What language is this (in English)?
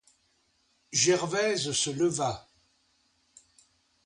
French